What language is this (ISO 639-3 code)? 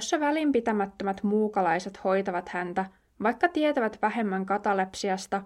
fin